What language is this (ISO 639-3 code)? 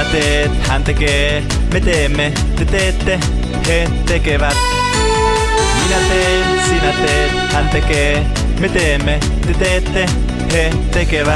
spa